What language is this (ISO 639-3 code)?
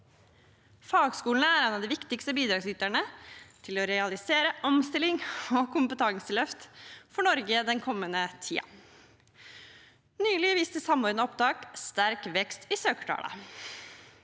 nor